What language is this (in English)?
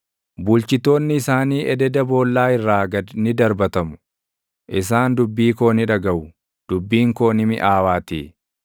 Oromo